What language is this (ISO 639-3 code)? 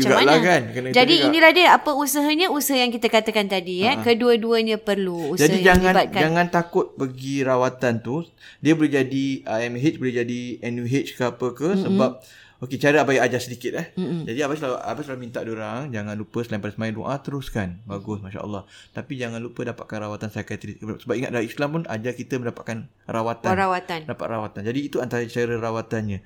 msa